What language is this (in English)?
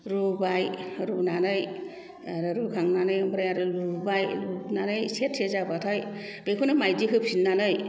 Bodo